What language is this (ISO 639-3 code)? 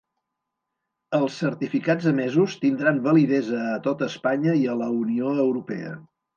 cat